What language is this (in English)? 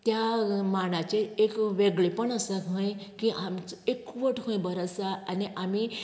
Konkani